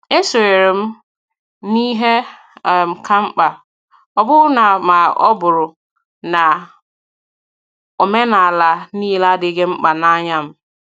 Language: Igbo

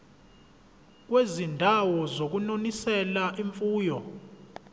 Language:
Zulu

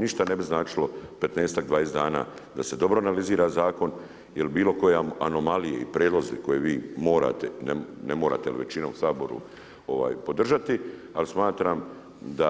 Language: Croatian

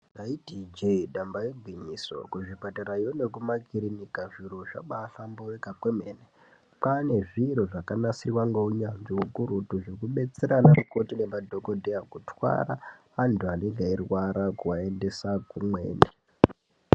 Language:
Ndau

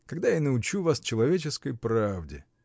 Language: Russian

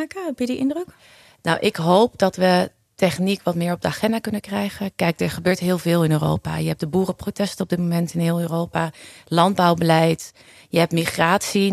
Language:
Dutch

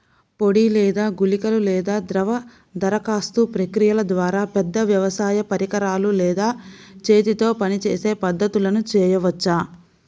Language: Telugu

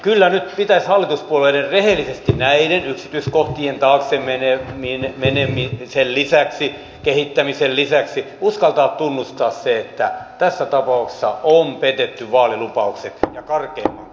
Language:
Finnish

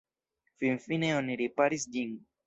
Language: Esperanto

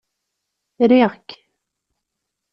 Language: Kabyle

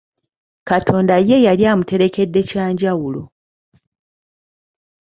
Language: Ganda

